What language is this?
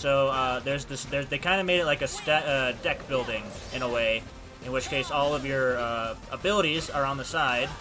English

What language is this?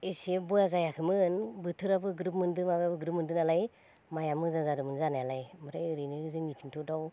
Bodo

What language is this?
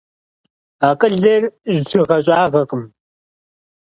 Kabardian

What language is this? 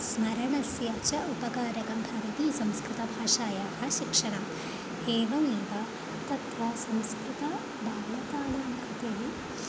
Sanskrit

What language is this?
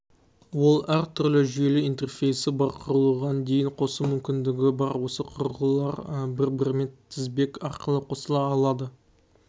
Kazakh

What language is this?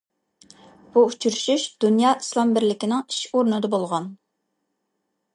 Uyghur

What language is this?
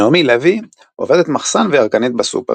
Hebrew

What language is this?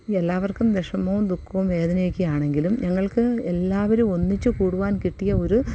Malayalam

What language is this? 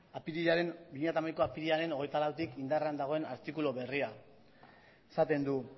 Basque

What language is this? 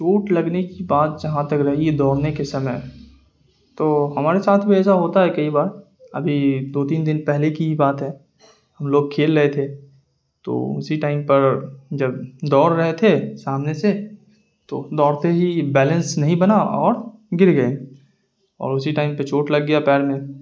Urdu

